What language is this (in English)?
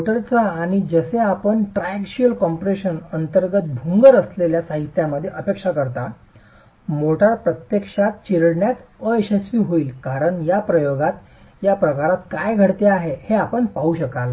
Marathi